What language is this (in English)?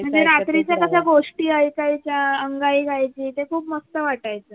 Marathi